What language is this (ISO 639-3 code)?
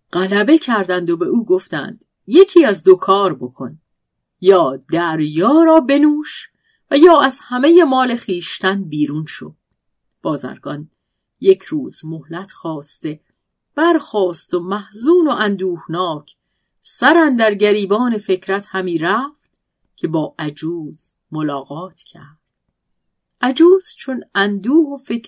fas